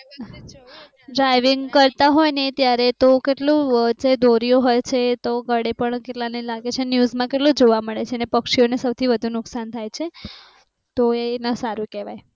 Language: Gujarati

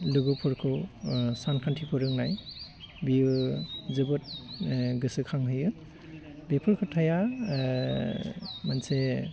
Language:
Bodo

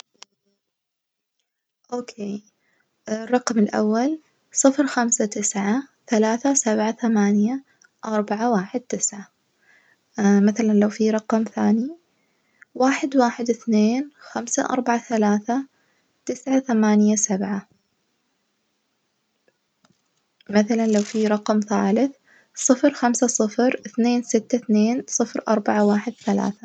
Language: Najdi Arabic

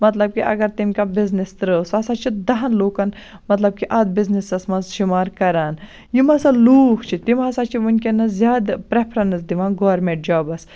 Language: Kashmiri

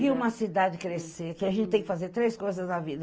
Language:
Portuguese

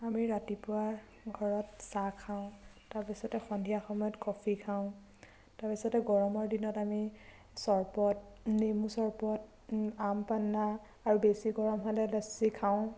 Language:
Assamese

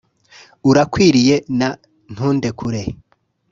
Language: Kinyarwanda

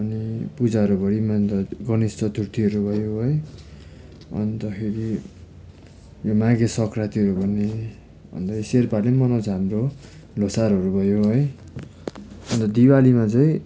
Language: Nepali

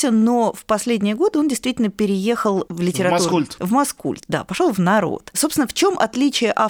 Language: Russian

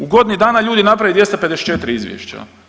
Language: Croatian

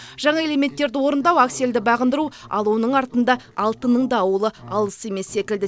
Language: Kazakh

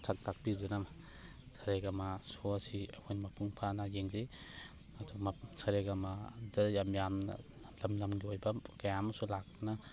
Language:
Manipuri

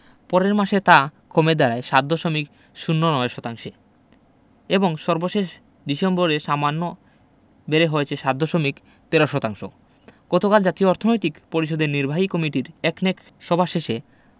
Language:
Bangla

